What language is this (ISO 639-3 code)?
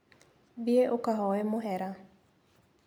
kik